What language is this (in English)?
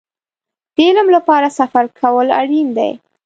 Pashto